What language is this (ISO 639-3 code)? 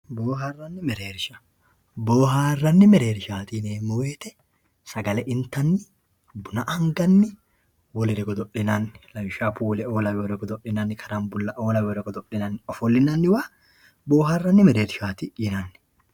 sid